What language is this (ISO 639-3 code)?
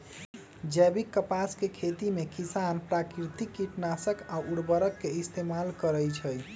mag